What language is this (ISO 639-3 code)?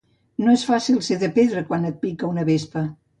cat